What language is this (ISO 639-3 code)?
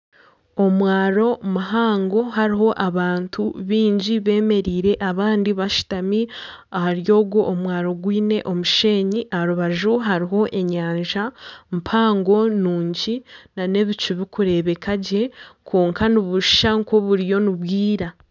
nyn